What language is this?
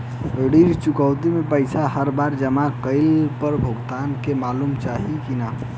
Bhojpuri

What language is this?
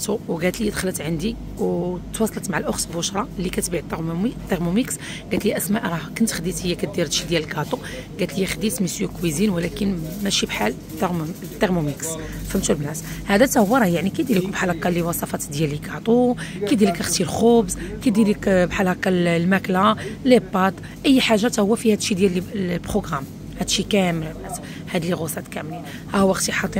Arabic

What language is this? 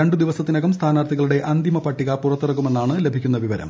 Malayalam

